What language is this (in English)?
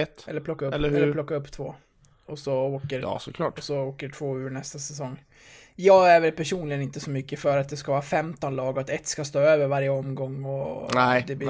Swedish